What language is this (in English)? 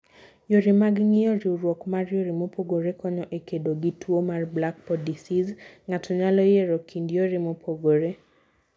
Luo (Kenya and Tanzania)